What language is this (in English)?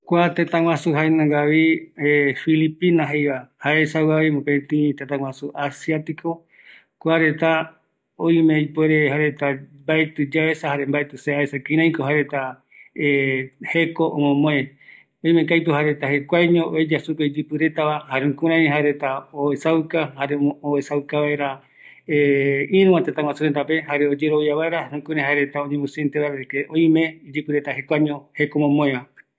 Eastern Bolivian Guaraní